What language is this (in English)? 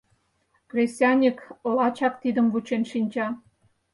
Mari